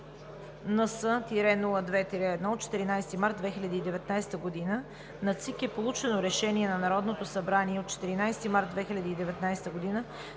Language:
Bulgarian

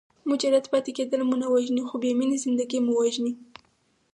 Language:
Pashto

